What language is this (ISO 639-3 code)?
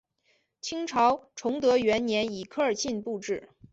zho